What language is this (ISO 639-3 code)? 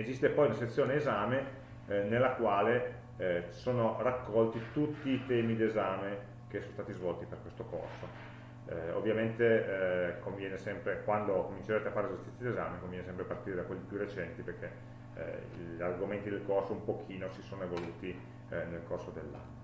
ita